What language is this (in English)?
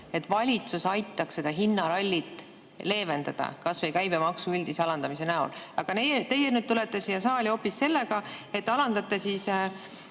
Estonian